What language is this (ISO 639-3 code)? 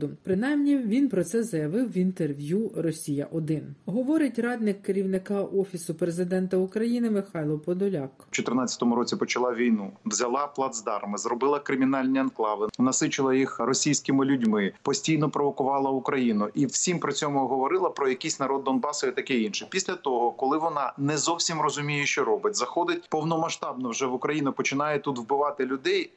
ukr